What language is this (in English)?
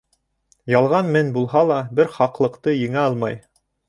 Bashkir